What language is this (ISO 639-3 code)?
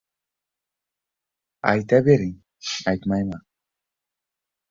uzb